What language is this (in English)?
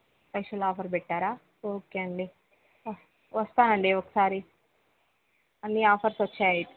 Telugu